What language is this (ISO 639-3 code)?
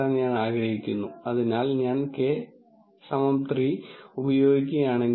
mal